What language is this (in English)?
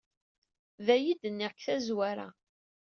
Kabyle